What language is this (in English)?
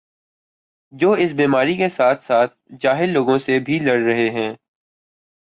Urdu